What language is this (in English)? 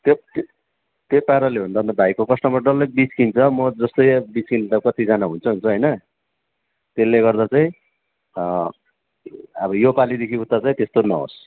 Nepali